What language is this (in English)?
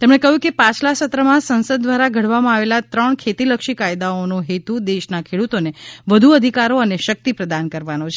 Gujarati